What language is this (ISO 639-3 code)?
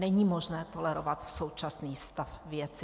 ces